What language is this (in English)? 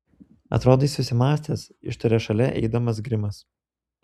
Lithuanian